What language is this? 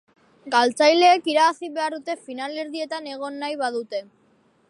Basque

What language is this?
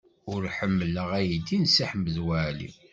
Kabyle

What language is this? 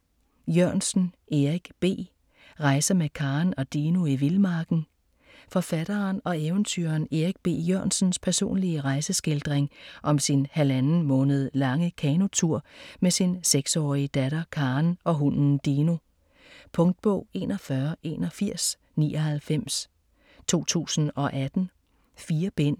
Danish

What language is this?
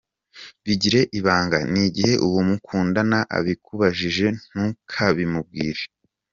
Kinyarwanda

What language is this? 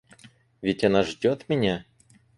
Russian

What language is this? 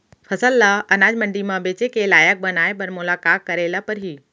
Chhattisgarhi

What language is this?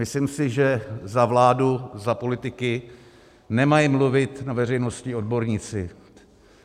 Czech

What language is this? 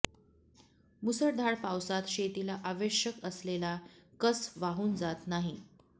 Marathi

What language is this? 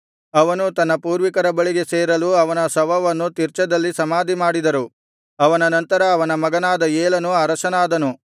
Kannada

